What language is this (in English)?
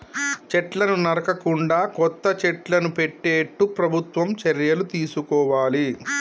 Telugu